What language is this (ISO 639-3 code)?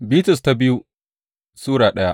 hau